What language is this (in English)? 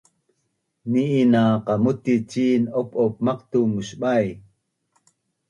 Bunun